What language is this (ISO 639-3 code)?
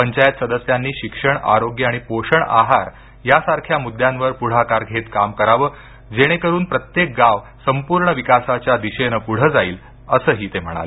mar